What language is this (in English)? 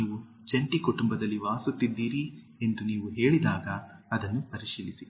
Kannada